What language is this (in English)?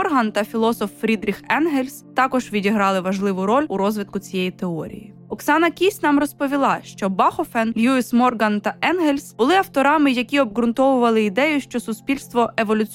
Ukrainian